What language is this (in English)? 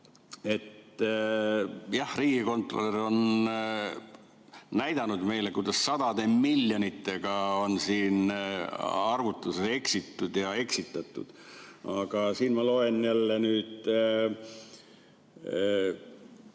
Estonian